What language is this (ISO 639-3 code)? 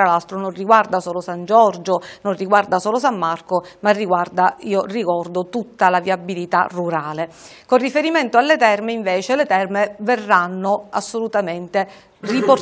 ita